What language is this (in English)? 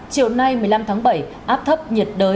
Vietnamese